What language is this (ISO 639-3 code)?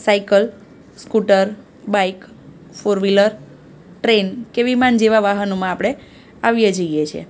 guj